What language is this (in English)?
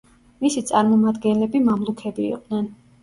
Georgian